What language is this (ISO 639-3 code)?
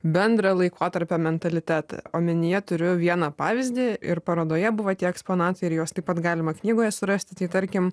lit